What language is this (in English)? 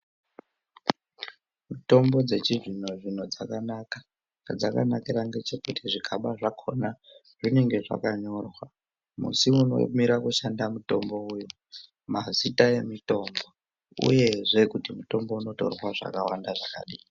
Ndau